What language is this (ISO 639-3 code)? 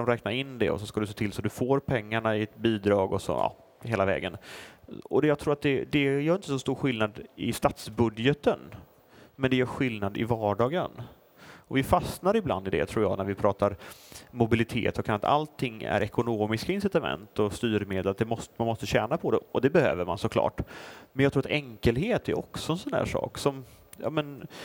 swe